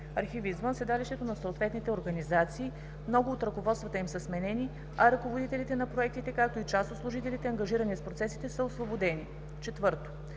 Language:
Bulgarian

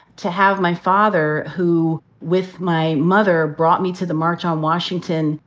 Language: English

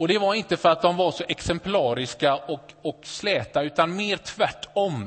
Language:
Swedish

